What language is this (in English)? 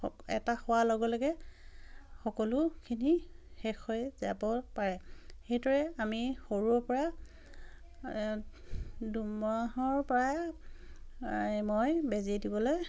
Assamese